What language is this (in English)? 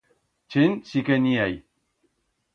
Aragonese